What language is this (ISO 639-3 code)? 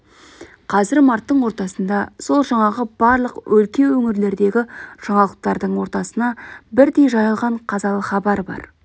kaz